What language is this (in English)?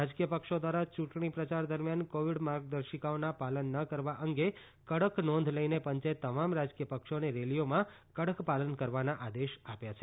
Gujarati